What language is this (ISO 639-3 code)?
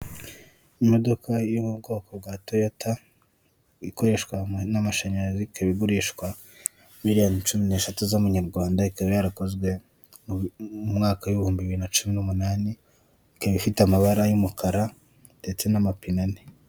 kin